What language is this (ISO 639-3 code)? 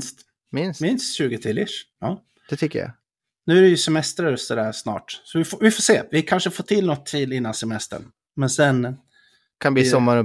swe